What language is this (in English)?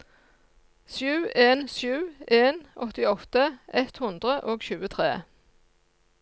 Norwegian